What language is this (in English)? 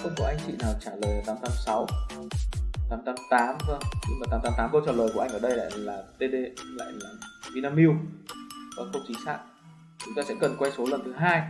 Vietnamese